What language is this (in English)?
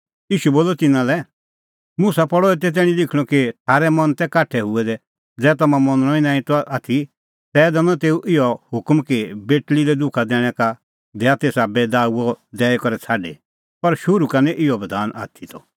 Kullu Pahari